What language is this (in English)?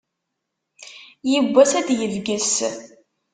Kabyle